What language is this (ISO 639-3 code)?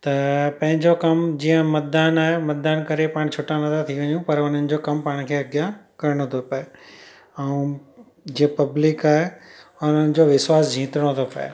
snd